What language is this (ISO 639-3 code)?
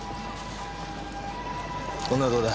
jpn